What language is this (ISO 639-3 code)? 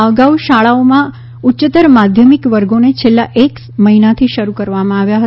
guj